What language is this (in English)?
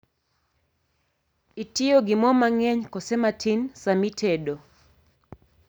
Luo (Kenya and Tanzania)